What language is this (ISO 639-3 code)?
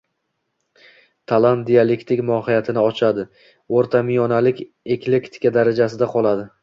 uzb